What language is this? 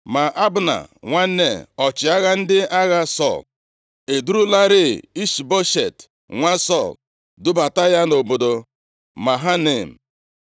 Igbo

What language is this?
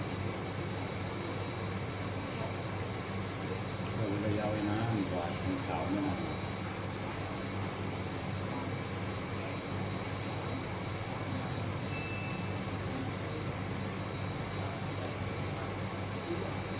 Thai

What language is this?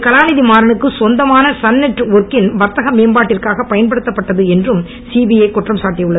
Tamil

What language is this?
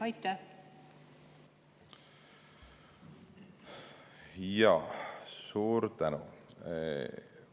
Estonian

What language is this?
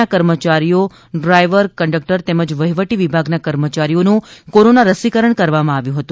Gujarati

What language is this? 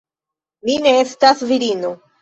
Esperanto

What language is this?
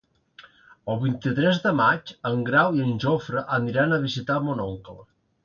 Catalan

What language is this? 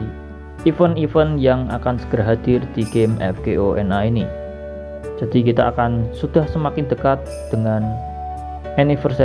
Indonesian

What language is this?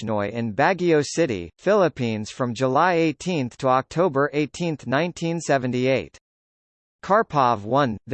English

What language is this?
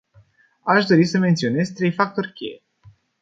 Romanian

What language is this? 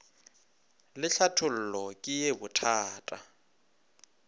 Northern Sotho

